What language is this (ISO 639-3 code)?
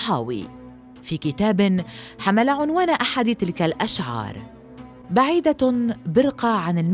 ara